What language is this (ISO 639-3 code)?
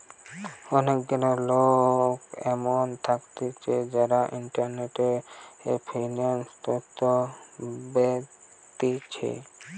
ben